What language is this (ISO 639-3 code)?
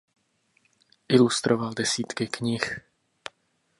ces